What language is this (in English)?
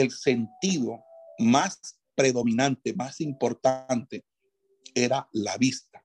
Spanish